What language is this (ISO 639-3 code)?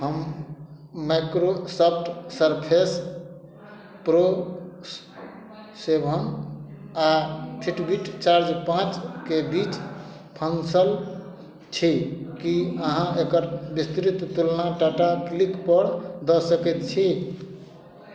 mai